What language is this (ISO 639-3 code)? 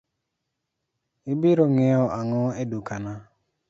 luo